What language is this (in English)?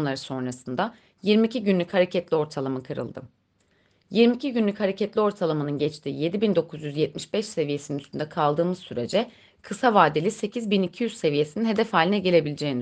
Turkish